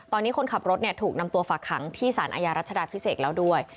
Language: Thai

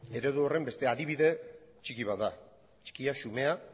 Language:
Basque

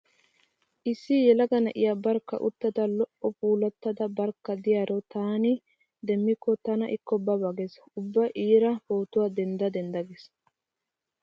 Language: Wolaytta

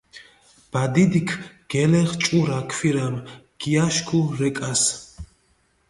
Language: Mingrelian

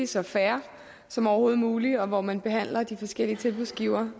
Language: Danish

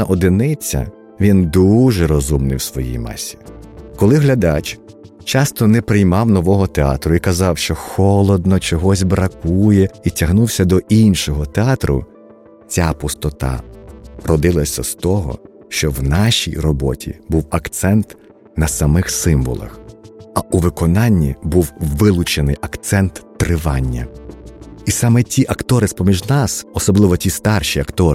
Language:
Ukrainian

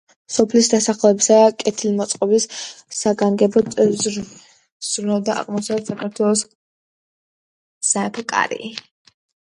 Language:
Georgian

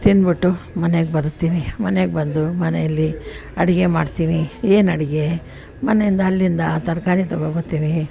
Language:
Kannada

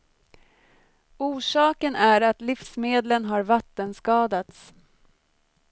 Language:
Swedish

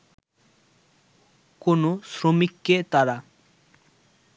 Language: Bangla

